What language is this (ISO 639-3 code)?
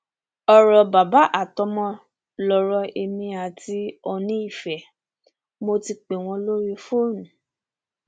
yor